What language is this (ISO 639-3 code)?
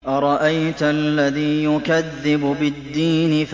ara